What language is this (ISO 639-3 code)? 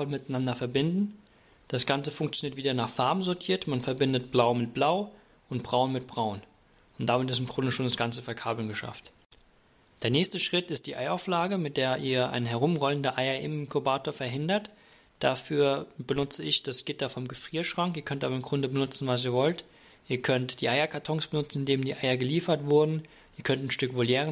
deu